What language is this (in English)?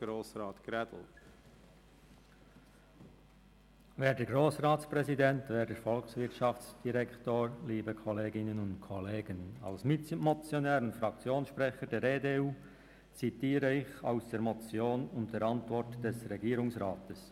Swiss German